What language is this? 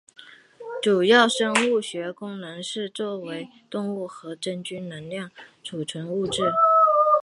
Chinese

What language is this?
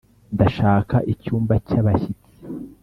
Kinyarwanda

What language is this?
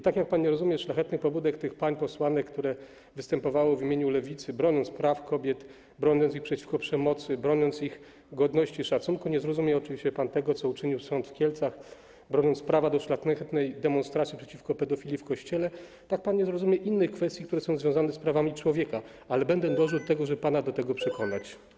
Polish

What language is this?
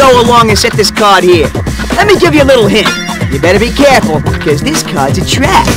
English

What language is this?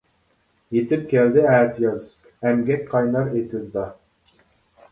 Uyghur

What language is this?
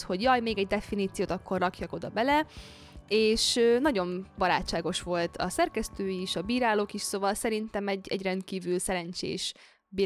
Hungarian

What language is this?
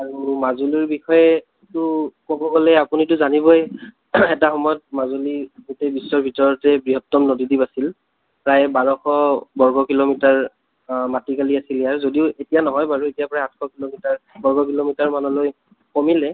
Assamese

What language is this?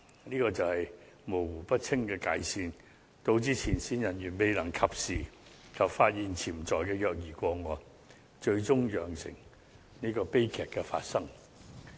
Cantonese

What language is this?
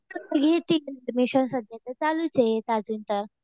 Marathi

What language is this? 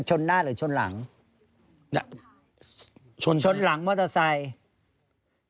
Thai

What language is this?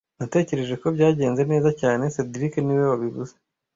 Kinyarwanda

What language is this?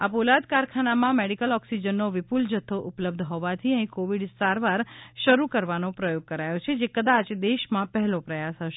Gujarati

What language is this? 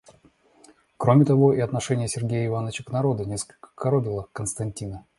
Russian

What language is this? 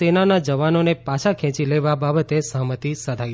Gujarati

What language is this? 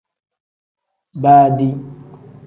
Tem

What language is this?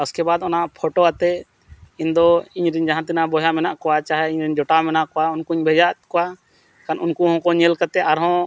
Santali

